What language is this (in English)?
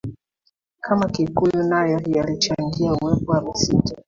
Swahili